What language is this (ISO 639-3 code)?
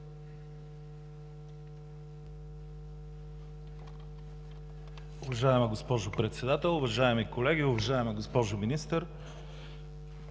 bul